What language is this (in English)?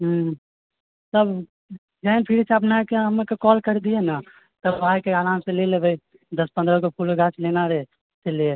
Maithili